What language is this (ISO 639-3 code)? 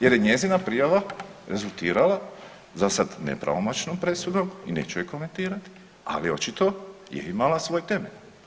hrv